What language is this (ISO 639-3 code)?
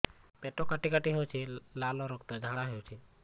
ori